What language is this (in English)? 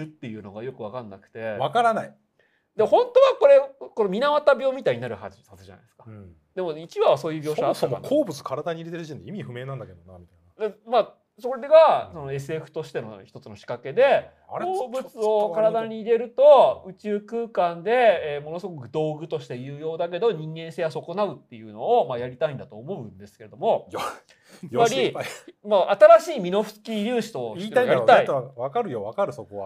Japanese